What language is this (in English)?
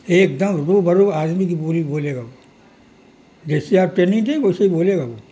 Urdu